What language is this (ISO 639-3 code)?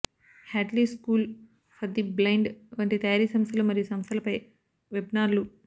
tel